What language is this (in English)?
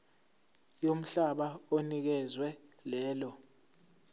Zulu